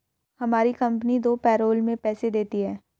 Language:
Hindi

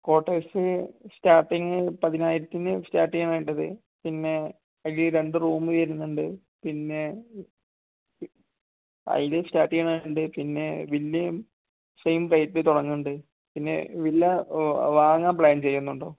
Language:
Malayalam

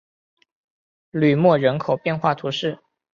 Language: Chinese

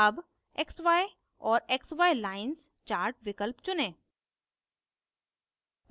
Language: Hindi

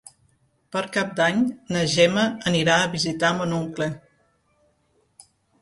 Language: Catalan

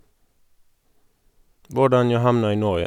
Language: Norwegian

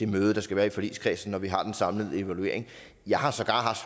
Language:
Danish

